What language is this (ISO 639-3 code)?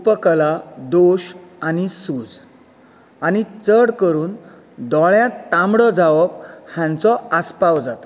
kok